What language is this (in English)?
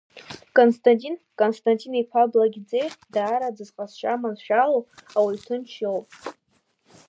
Abkhazian